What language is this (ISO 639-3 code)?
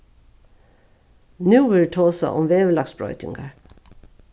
fao